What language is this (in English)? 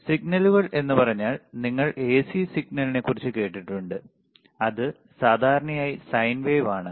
Malayalam